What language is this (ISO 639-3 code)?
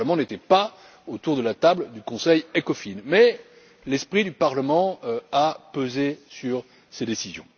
fra